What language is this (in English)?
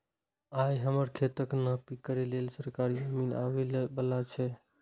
Maithili